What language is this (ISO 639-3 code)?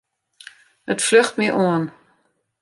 fry